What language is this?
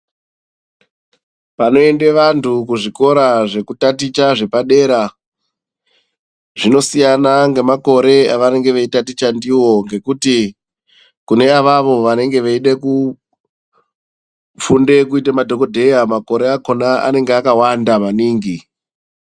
Ndau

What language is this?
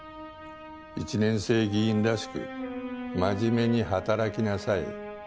Japanese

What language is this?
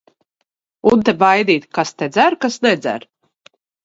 Latvian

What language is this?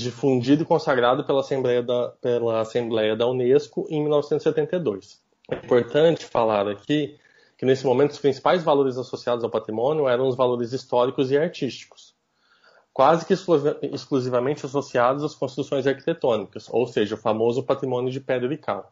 Portuguese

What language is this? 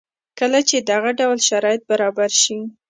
Pashto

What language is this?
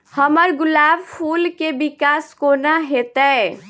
Maithili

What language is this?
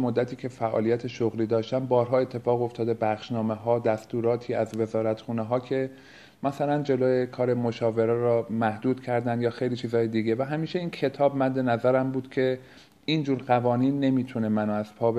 Persian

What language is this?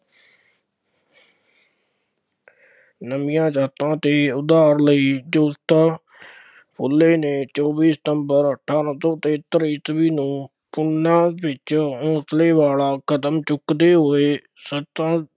Punjabi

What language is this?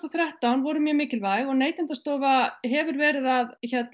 Icelandic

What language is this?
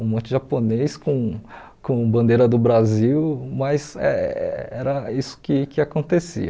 Portuguese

